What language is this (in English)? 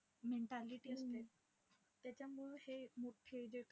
Marathi